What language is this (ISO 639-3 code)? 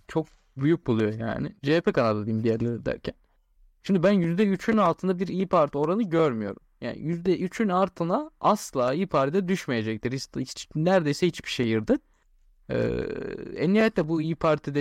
tur